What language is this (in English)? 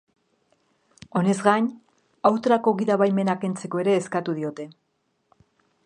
Basque